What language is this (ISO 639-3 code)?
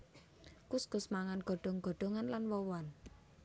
jav